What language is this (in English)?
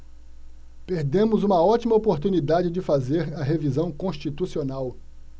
Portuguese